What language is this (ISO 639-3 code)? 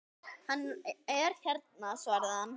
isl